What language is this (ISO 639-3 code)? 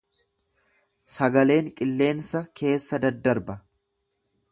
orm